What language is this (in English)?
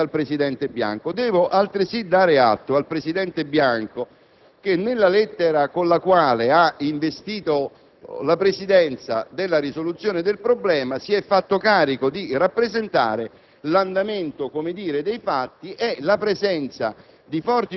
Italian